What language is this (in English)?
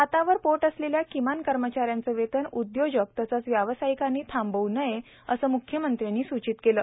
Marathi